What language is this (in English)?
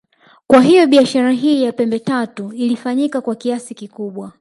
Swahili